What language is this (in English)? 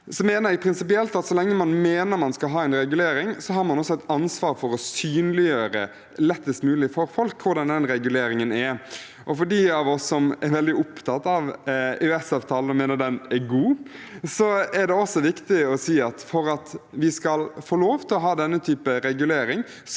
Norwegian